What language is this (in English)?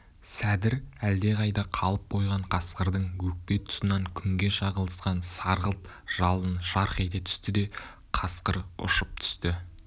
Kazakh